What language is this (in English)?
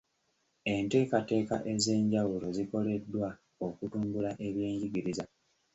Ganda